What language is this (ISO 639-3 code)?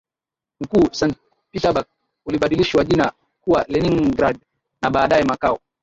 swa